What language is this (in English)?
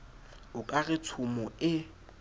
Southern Sotho